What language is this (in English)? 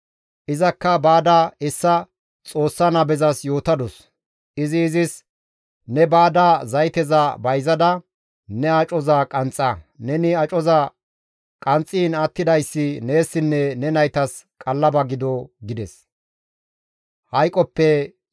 Gamo